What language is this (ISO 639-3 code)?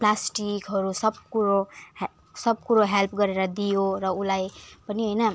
nep